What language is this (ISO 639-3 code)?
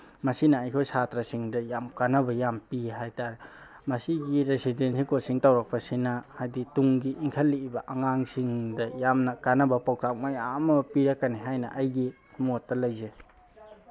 mni